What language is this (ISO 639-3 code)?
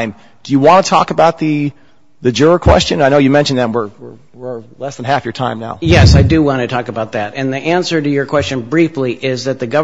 eng